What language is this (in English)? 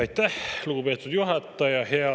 Estonian